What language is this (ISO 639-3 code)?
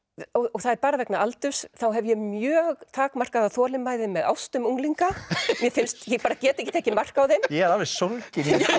isl